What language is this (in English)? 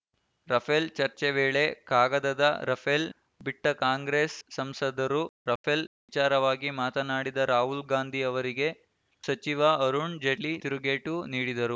Kannada